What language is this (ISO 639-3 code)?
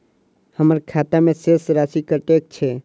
mai